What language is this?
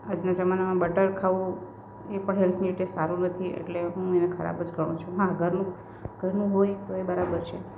Gujarati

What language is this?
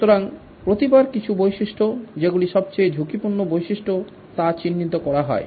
Bangla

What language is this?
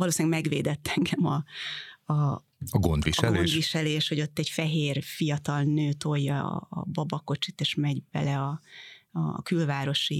Hungarian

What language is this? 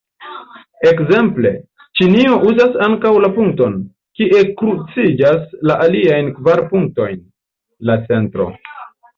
Esperanto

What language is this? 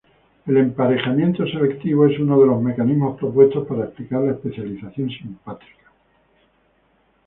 Spanish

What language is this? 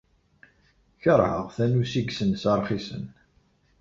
Kabyle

